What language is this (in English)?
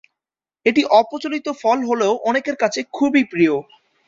Bangla